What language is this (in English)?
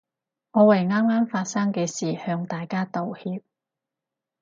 Cantonese